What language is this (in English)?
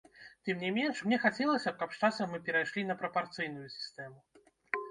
Belarusian